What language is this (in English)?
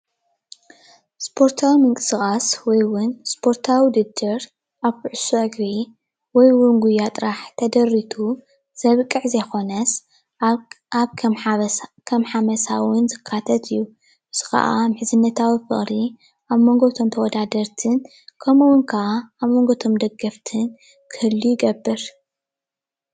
Tigrinya